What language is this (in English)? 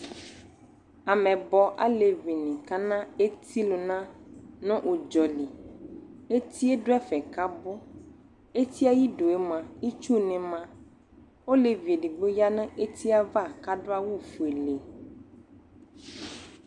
Ikposo